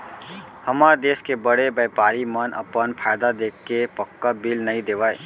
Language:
Chhattisgarhi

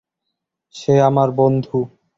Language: Bangla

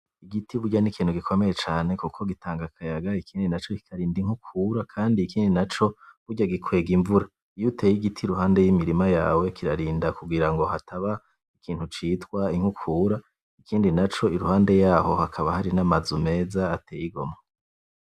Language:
Rundi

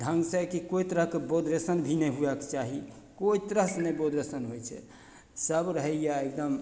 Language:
Maithili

